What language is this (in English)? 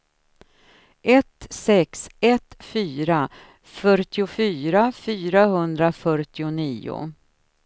Swedish